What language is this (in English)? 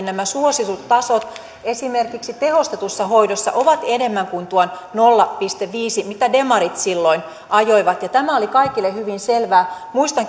Finnish